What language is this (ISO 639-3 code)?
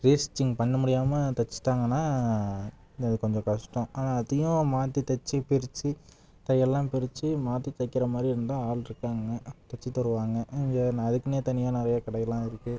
tam